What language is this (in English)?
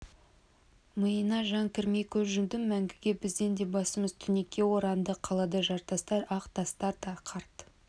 Kazakh